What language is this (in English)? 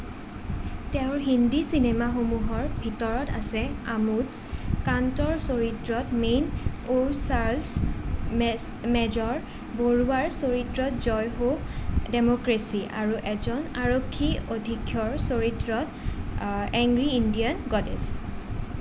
Assamese